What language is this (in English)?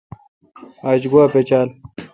Kalkoti